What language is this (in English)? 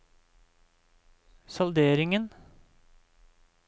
Norwegian